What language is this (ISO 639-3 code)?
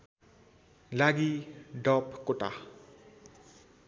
nep